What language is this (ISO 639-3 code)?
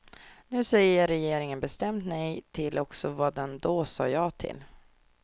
swe